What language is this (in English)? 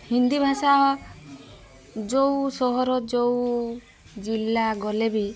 Odia